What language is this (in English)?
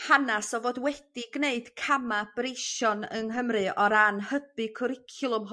Welsh